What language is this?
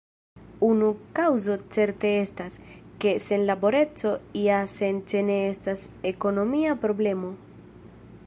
Esperanto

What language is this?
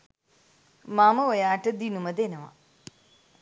Sinhala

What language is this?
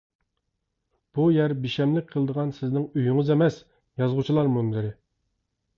Uyghur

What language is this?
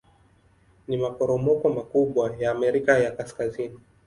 Swahili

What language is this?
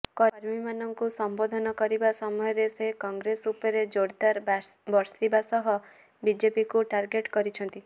Odia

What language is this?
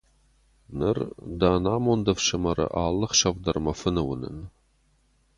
Ossetic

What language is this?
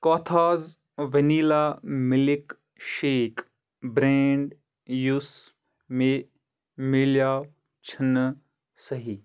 Kashmiri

